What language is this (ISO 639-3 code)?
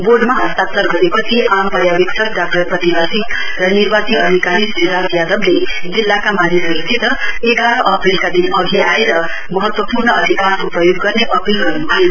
nep